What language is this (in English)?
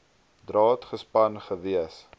Afrikaans